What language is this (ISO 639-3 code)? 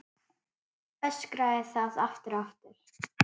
isl